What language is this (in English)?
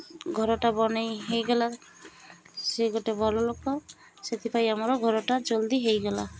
Odia